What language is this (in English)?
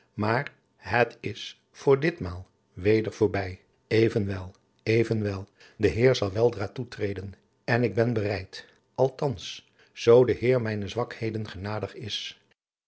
Dutch